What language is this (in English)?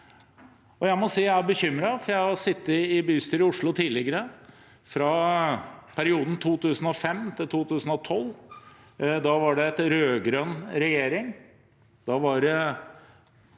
Norwegian